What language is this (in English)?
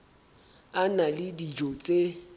Southern Sotho